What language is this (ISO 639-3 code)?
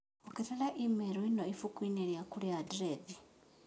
kik